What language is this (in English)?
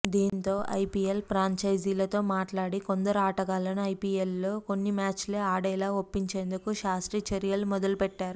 Telugu